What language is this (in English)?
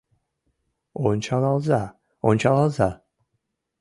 Mari